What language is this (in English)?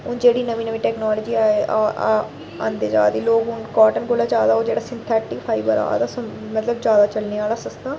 Dogri